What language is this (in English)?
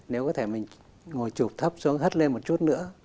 Vietnamese